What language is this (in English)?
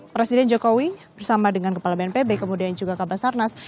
Indonesian